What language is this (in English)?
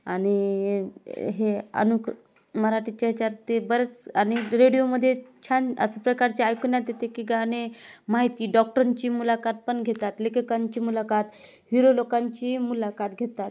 Marathi